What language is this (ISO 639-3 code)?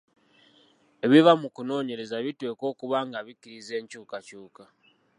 lug